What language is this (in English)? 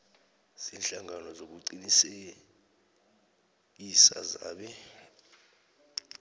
South Ndebele